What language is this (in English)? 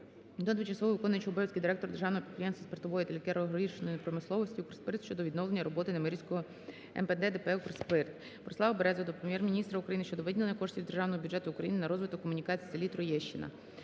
Ukrainian